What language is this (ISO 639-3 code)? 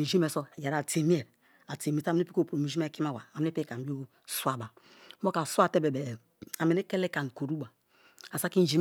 ijn